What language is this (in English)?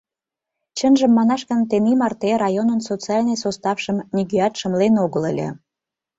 Mari